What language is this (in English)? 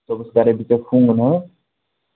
Kashmiri